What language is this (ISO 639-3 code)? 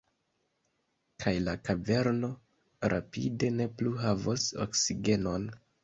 epo